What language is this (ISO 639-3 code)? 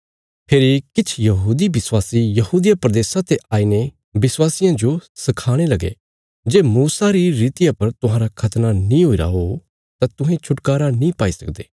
kfs